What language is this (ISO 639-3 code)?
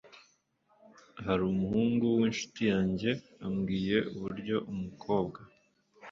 kin